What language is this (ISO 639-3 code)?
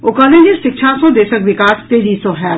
mai